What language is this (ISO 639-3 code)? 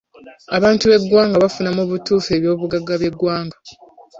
lug